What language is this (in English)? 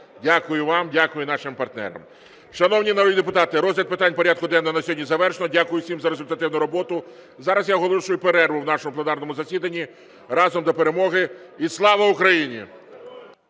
Ukrainian